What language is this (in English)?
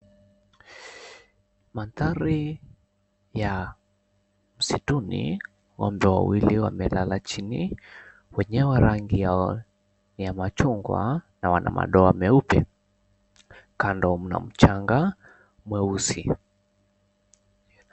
Swahili